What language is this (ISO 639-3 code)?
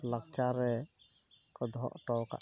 sat